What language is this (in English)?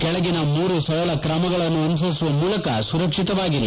Kannada